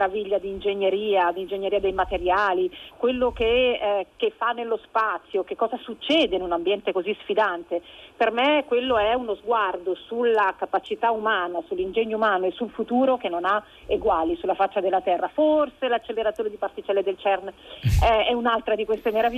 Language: Italian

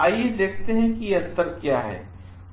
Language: Hindi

